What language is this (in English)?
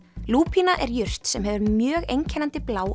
Icelandic